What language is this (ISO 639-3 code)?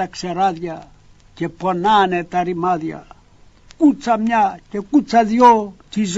ell